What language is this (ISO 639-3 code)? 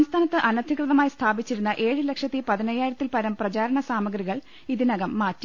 mal